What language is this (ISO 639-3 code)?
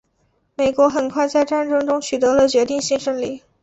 zho